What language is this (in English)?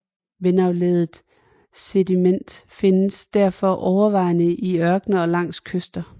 Danish